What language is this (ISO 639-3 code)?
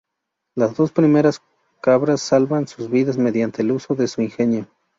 spa